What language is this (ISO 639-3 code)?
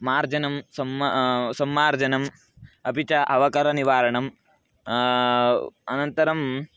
san